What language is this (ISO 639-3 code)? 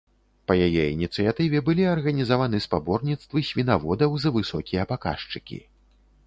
bel